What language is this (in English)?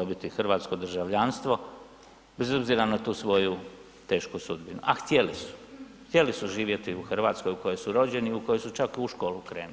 Croatian